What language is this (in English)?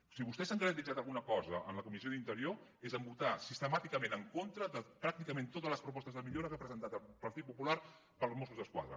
Catalan